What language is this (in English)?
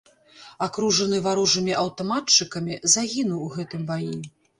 Belarusian